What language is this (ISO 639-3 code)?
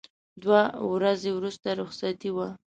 pus